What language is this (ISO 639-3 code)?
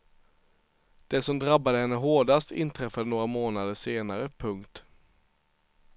swe